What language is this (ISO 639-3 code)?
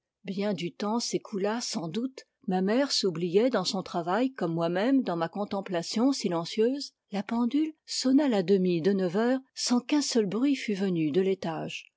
fra